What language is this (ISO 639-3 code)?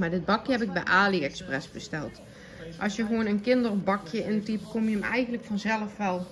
nld